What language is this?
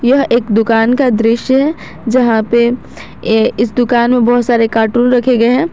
Hindi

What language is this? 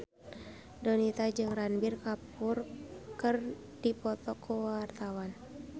Sundanese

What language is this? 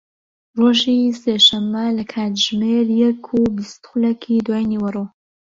Central Kurdish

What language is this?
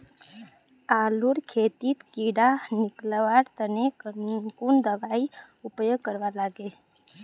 Magahi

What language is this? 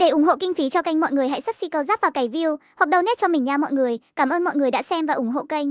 Vietnamese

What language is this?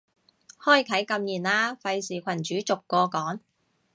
Cantonese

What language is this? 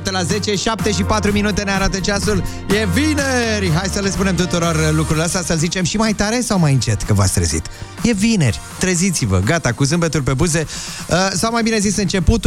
Romanian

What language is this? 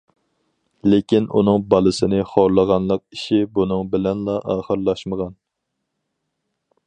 Uyghur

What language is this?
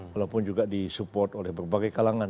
Indonesian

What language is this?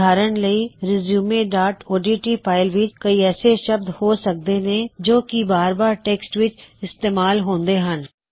Punjabi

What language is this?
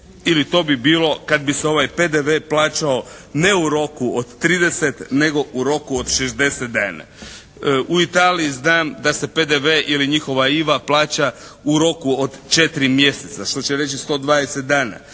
Croatian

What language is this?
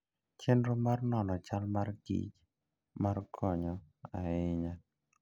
Luo (Kenya and Tanzania)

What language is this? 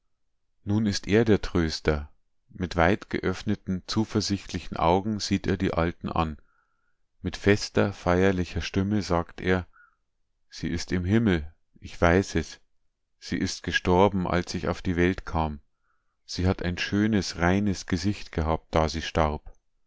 German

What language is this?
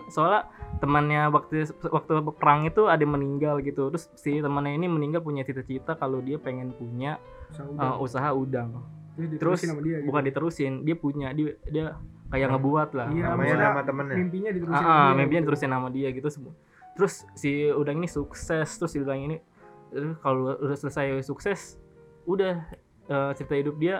Indonesian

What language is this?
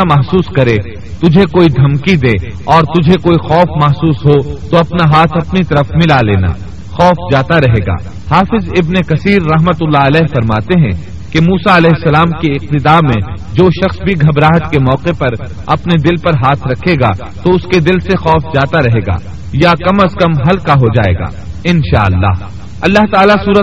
Urdu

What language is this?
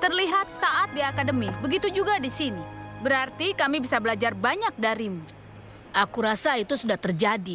Indonesian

